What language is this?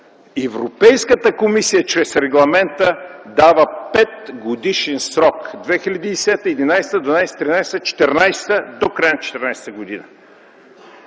Bulgarian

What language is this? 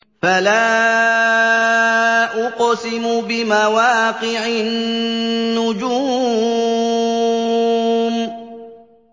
Arabic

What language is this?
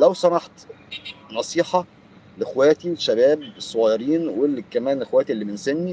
Arabic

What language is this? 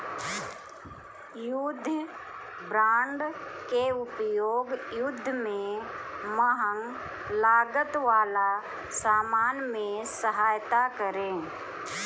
Bhojpuri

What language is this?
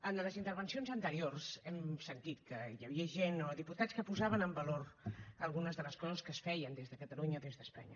Catalan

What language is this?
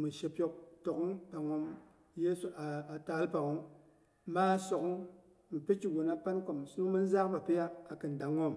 Boghom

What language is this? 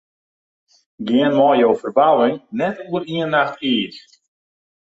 Western Frisian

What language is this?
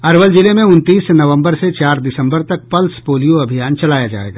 Hindi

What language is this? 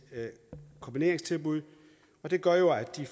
Danish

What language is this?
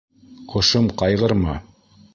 Bashkir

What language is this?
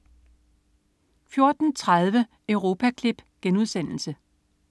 Danish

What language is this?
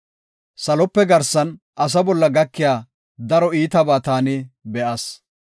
Gofa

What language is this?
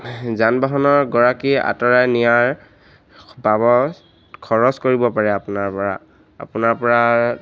Assamese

